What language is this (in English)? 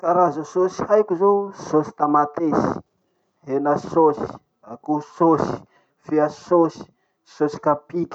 Masikoro Malagasy